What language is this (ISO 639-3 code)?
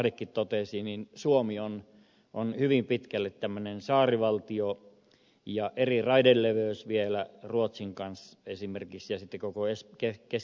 fin